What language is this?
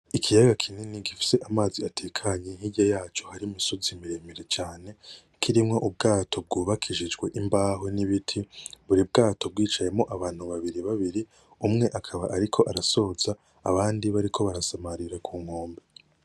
Rundi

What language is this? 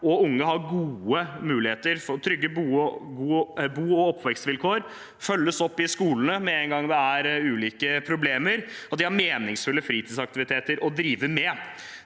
Norwegian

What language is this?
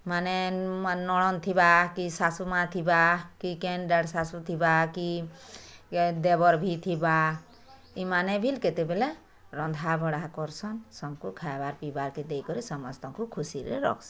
Odia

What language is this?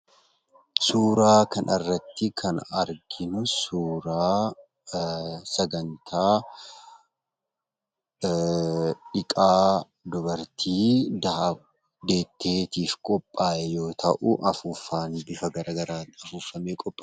Oromo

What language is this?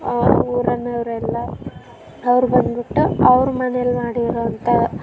Kannada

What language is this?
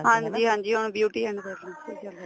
Punjabi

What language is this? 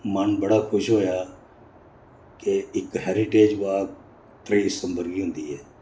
Dogri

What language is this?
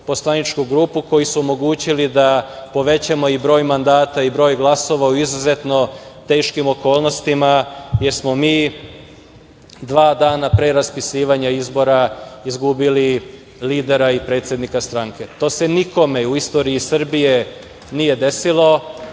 Serbian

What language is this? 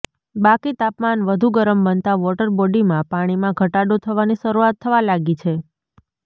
Gujarati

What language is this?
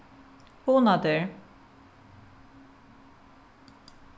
Faroese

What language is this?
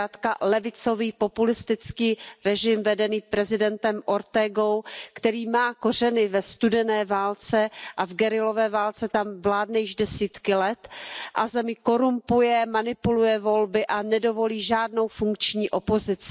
Czech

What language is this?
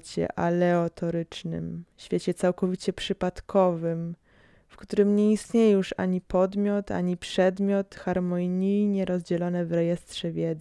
Polish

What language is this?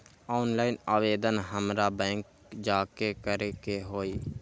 Magahi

